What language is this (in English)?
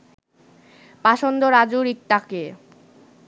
Bangla